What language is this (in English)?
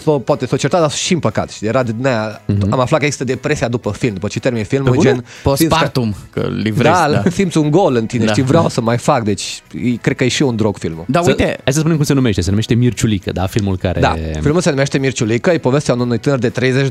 Romanian